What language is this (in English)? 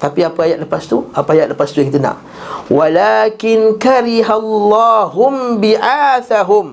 Malay